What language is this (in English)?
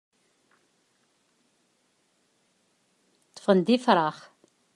Kabyle